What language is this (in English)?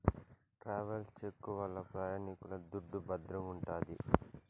Telugu